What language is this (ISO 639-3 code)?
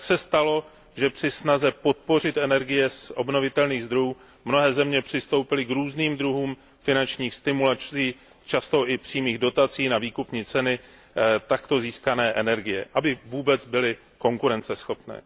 ces